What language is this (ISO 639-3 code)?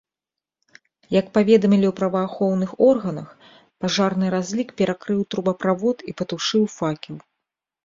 bel